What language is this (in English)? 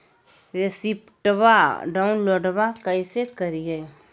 Magahi